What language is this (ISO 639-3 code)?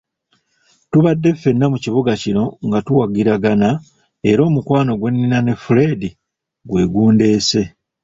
lug